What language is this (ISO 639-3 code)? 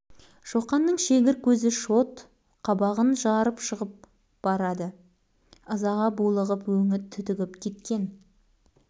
kaz